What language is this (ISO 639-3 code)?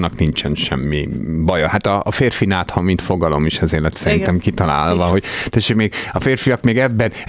hun